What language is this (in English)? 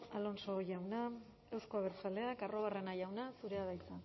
Basque